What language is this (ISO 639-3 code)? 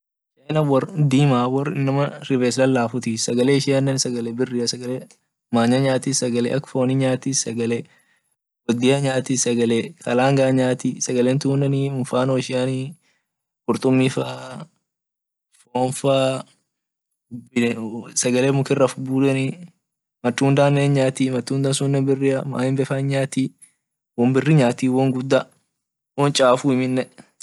orc